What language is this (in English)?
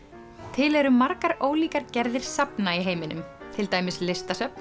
Icelandic